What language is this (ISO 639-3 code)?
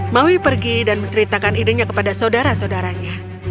ind